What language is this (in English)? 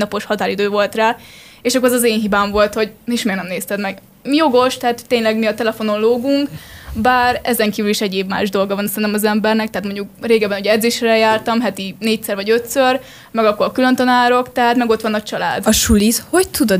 Hungarian